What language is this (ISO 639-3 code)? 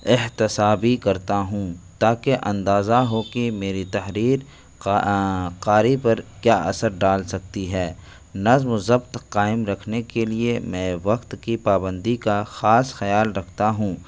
urd